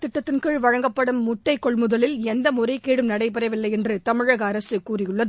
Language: Tamil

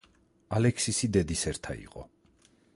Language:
Georgian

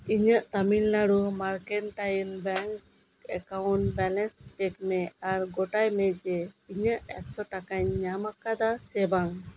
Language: Santali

